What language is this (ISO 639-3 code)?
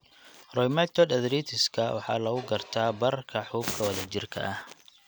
som